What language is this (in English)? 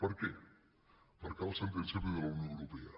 Catalan